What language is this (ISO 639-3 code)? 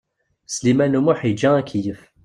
kab